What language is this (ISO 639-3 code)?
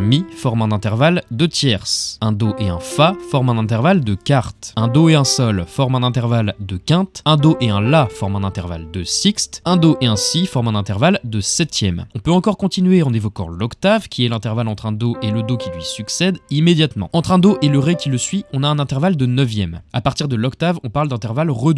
fra